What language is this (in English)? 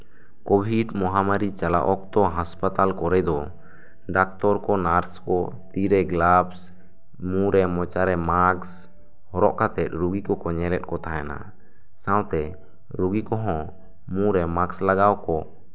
Santali